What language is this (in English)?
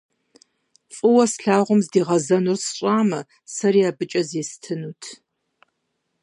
Kabardian